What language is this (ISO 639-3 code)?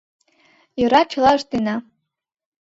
chm